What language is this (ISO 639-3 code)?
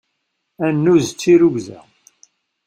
kab